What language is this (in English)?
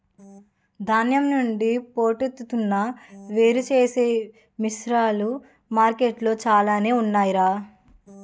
Telugu